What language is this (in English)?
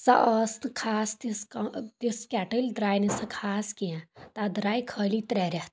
Kashmiri